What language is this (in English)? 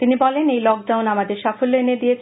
Bangla